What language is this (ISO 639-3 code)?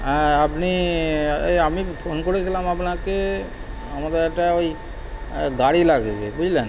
ben